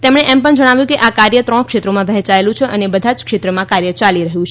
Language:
Gujarati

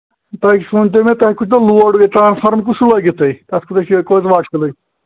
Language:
Kashmiri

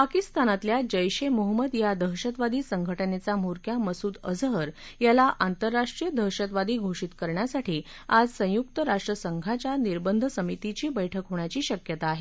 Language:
Marathi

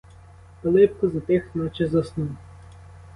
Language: Ukrainian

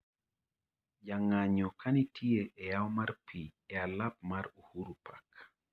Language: Luo (Kenya and Tanzania)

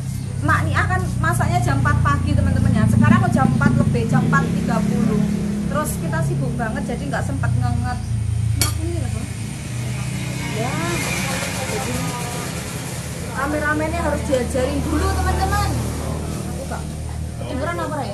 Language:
Indonesian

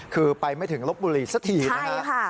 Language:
Thai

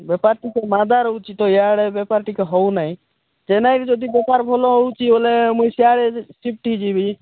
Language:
Odia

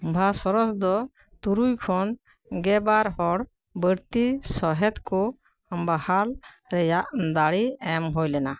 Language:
Santali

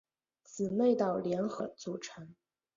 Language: Chinese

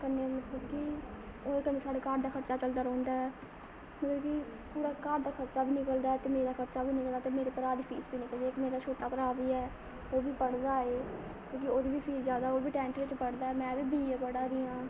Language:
Dogri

